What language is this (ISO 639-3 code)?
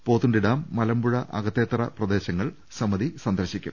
mal